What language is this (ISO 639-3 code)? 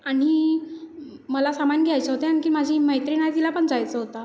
mar